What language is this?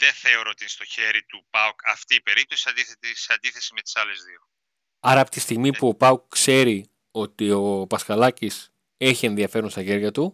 Greek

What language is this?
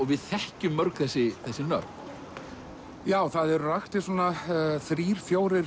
Icelandic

